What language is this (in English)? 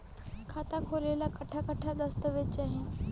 Bhojpuri